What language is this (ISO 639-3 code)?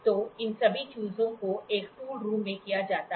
hin